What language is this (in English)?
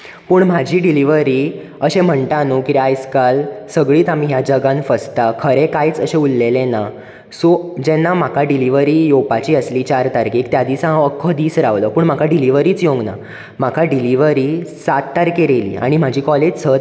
Konkani